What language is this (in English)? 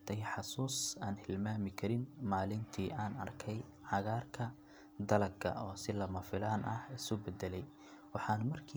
Somali